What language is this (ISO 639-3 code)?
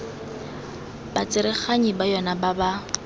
tsn